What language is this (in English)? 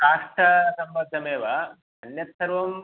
Sanskrit